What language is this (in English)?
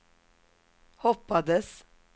Swedish